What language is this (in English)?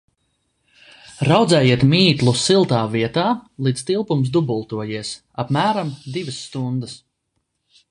Latvian